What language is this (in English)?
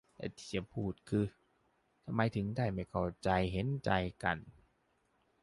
Thai